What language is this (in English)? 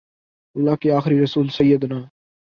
Urdu